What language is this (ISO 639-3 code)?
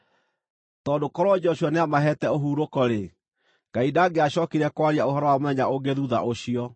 kik